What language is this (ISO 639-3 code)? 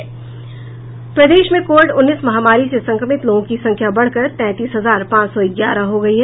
hin